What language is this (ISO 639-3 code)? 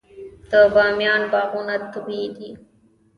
pus